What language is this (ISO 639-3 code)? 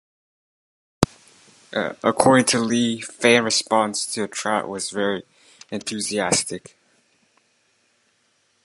eng